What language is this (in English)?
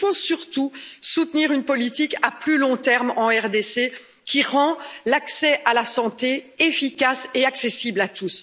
French